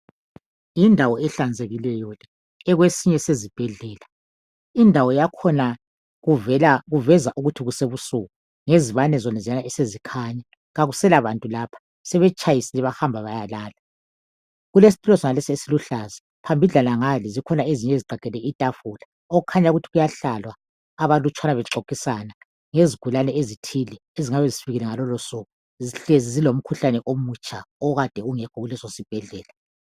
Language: North Ndebele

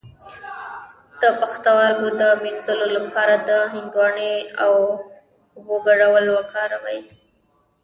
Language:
Pashto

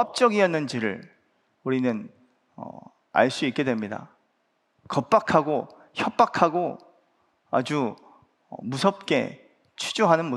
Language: Korean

